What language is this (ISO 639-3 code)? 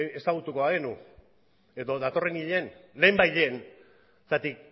eus